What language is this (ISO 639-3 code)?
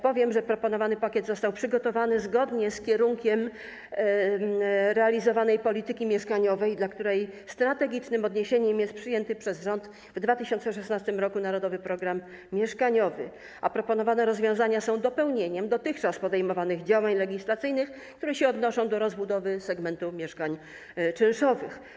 pol